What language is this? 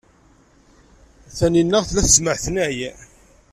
Kabyle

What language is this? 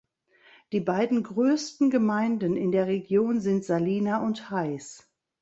German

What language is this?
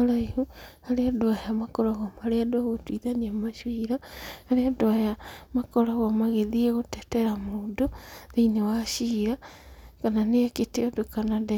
Kikuyu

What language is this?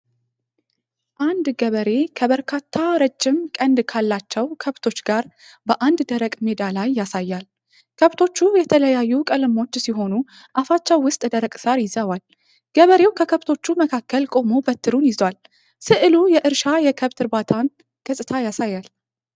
Amharic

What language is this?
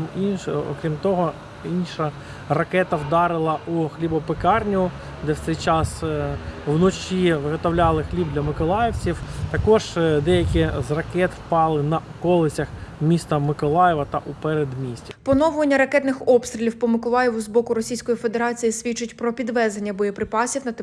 Ukrainian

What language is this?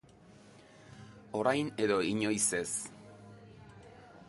Basque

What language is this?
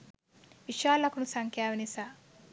Sinhala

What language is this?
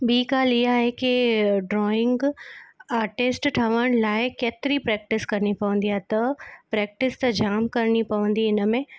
Sindhi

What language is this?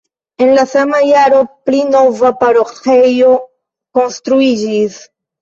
Esperanto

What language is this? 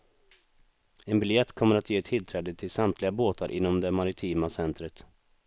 Swedish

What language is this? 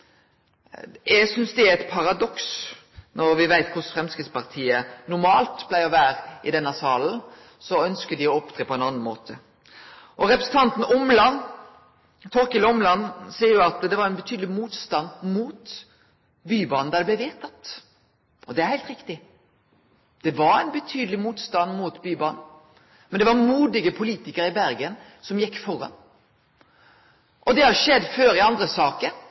Norwegian Nynorsk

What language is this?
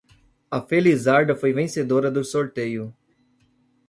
Portuguese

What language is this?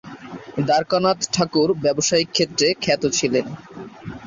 Bangla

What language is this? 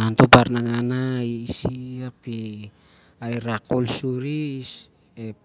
Siar-Lak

